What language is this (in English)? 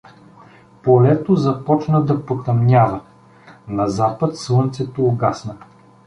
Bulgarian